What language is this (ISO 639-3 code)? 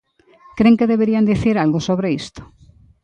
glg